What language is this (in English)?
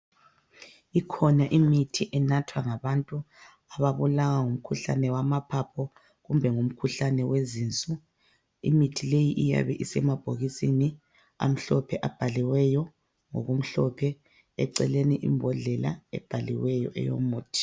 North Ndebele